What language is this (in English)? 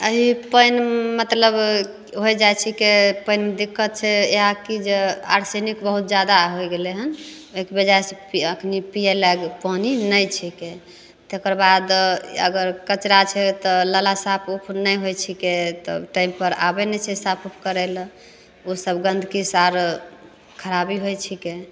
Maithili